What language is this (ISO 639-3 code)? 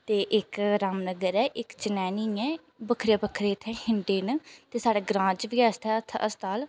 doi